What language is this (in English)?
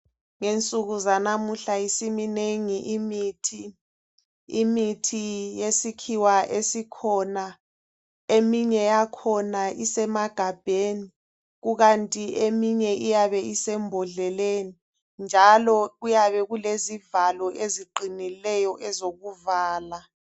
North Ndebele